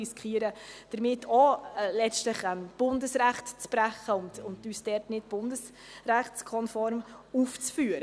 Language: Swiss German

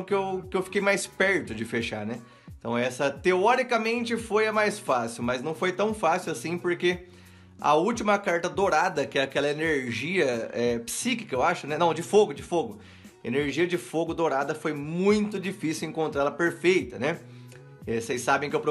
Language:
Portuguese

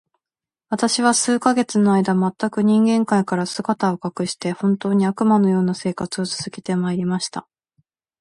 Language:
Japanese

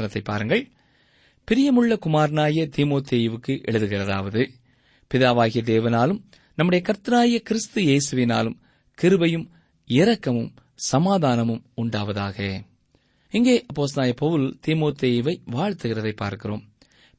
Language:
Tamil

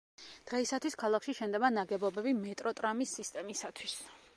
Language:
Georgian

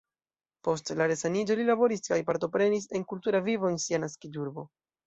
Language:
Esperanto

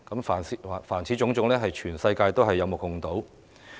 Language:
Cantonese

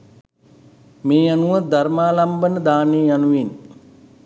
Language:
Sinhala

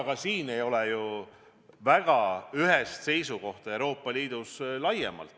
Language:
Estonian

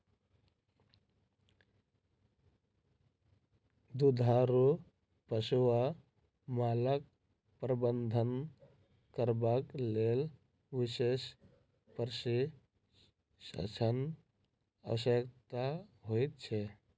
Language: Maithili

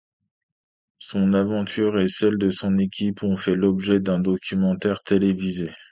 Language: French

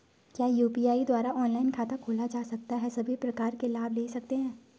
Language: Hindi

